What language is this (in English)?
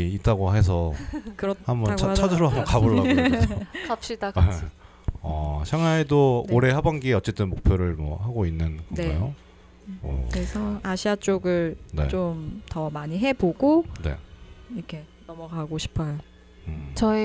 Korean